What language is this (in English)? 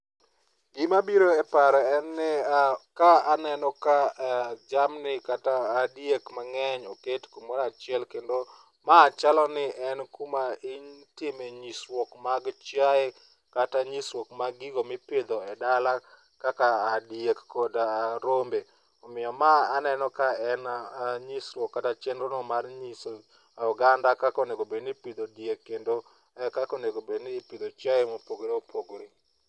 Luo (Kenya and Tanzania)